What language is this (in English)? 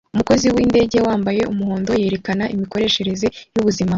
Kinyarwanda